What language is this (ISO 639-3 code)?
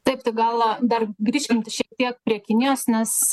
lit